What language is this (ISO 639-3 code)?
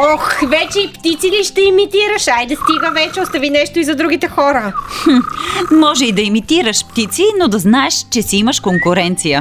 bul